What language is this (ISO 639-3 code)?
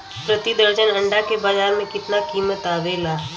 bho